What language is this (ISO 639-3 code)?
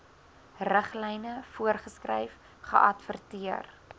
afr